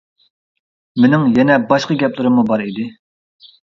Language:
Uyghur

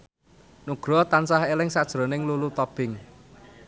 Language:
Javanese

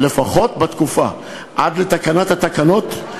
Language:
Hebrew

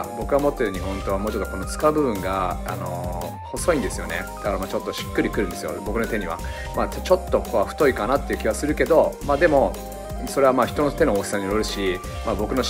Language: Japanese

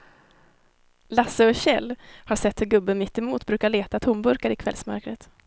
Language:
Swedish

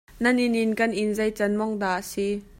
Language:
Hakha Chin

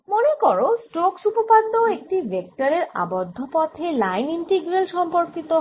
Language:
Bangla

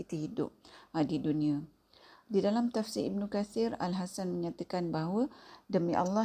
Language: Malay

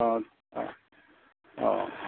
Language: Bodo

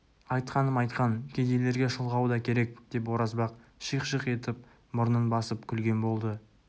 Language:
Kazakh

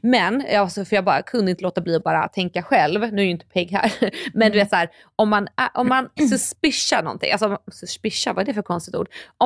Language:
Swedish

